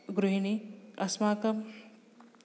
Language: Sanskrit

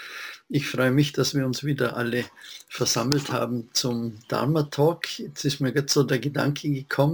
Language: German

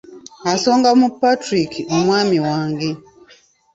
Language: Ganda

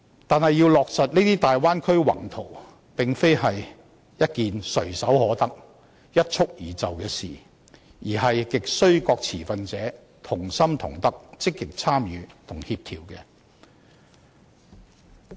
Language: Cantonese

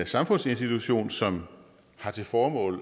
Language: Danish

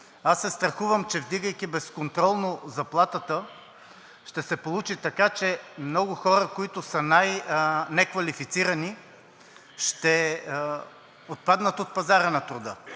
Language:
Bulgarian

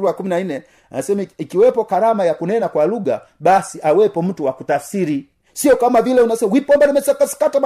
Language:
Swahili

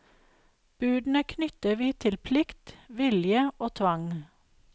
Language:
Norwegian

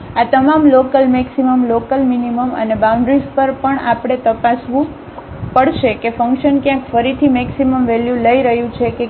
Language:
Gujarati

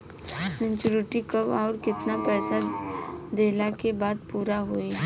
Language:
Bhojpuri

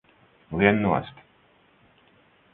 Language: Latvian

